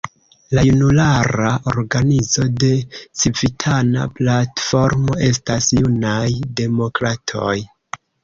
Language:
Esperanto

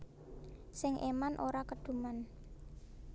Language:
Javanese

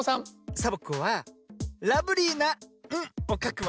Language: Japanese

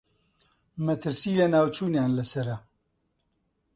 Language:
Central Kurdish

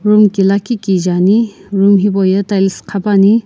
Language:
Sumi Naga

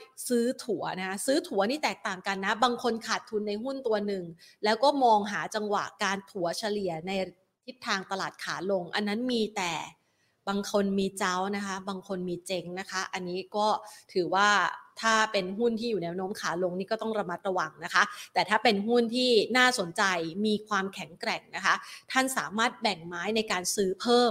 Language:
Thai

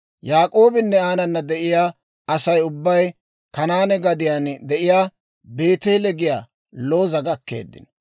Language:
Dawro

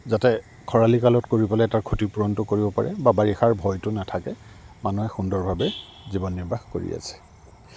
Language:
Assamese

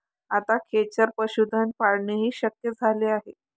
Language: Marathi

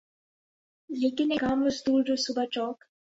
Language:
Urdu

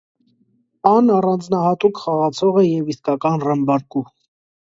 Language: Armenian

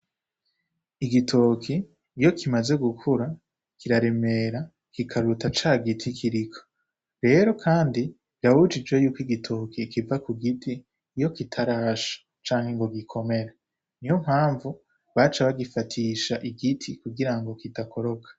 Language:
Rundi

